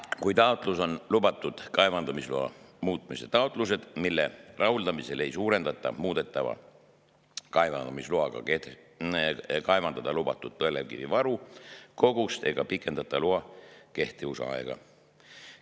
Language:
Estonian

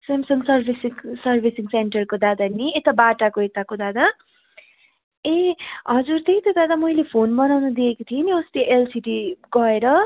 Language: Nepali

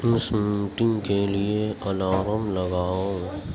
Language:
Urdu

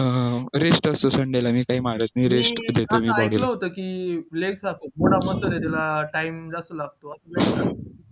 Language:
Marathi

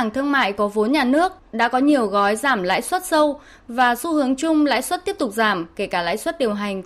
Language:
Vietnamese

